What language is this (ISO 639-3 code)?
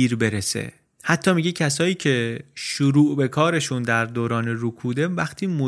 fas